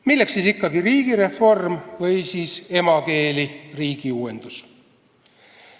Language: Estonian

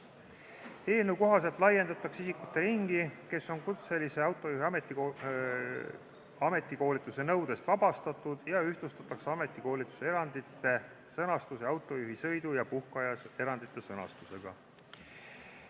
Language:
Estonian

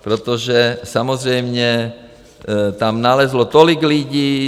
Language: Czech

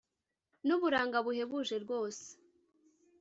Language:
Kinyarwanda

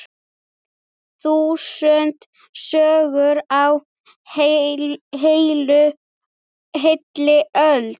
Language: Icelandic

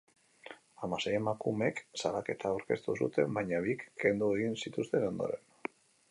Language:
Basque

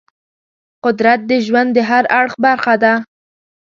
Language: Pashto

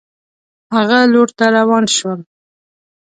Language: Pashto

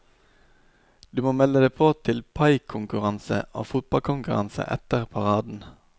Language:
Norwegian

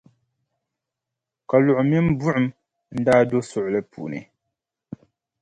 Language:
Dagbani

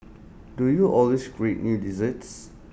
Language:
English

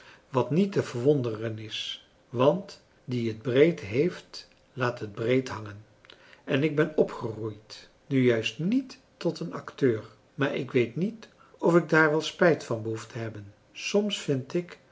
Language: Dutch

